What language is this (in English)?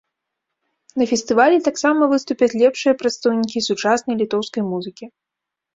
Belarusian